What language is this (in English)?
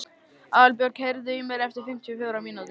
Icelandic